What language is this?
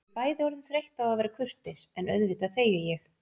Icelandic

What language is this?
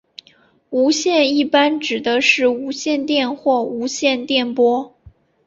Chinese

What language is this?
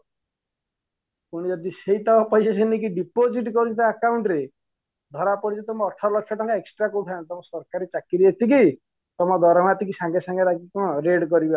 Odia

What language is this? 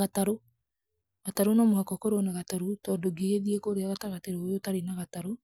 Kikuyu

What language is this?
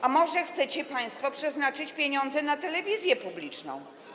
Polish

